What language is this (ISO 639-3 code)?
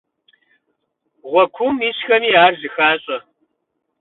kbd